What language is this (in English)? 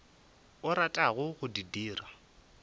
Northern Sotho